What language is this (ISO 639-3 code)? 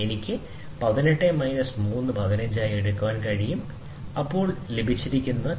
mal